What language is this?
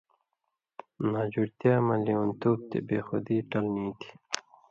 Indus Kohistani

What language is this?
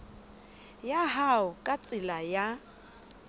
Southern Sotho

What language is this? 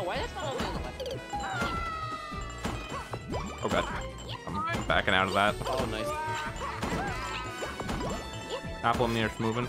English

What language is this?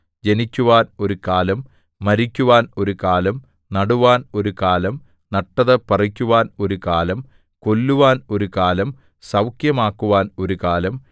Malayalam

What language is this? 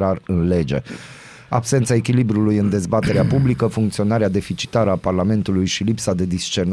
Romanian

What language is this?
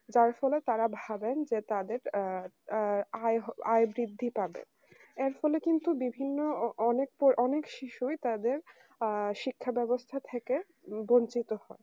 Bangla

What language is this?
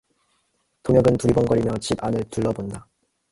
Korean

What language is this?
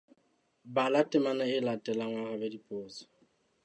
Southern Sotho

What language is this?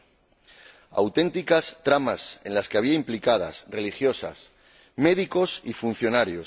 Spanish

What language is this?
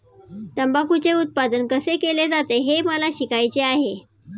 Marathi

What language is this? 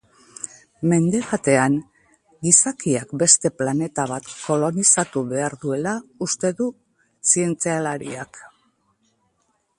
Basque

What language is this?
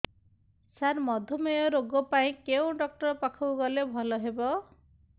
Odia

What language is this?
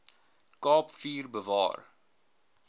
Afrikaans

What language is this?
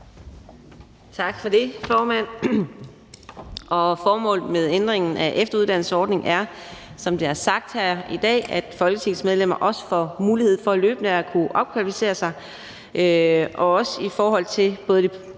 Danish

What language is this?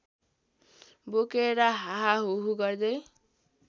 Nepali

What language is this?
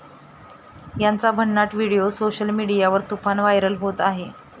Marathi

